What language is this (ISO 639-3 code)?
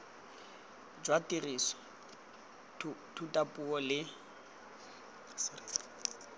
tsn